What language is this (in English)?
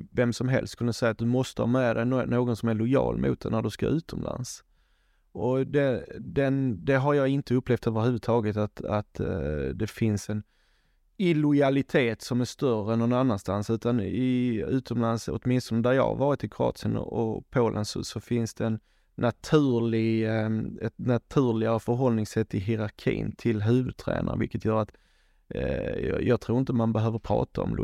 Swedish